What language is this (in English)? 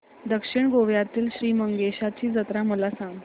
Marathi